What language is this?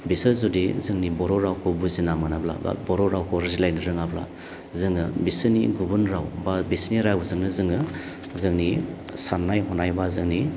Bodo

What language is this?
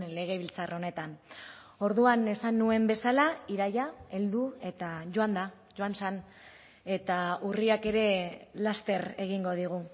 Basque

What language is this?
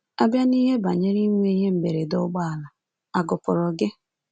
Igbo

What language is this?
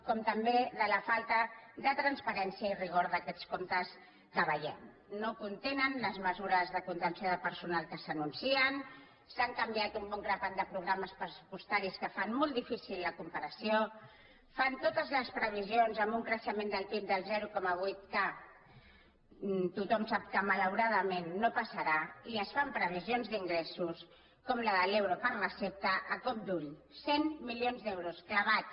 Catalan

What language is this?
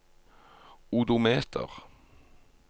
Norwegian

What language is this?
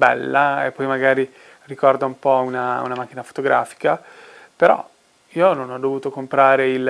Italian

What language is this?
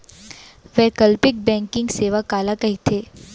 Chhattisgarhi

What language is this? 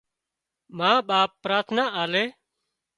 Wadiyara Koli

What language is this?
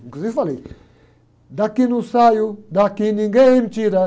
Portuguese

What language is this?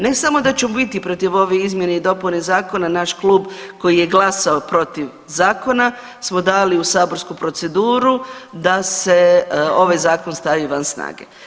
Croatian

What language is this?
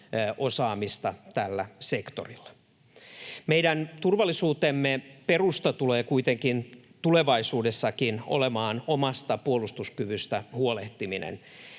Finnish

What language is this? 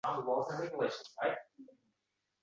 Uzbek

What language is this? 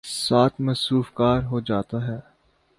Urdu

